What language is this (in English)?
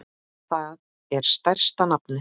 Icelandic